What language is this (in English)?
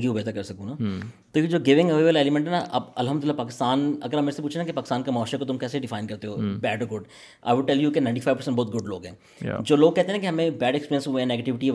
Urdu